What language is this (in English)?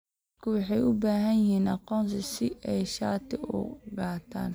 Somali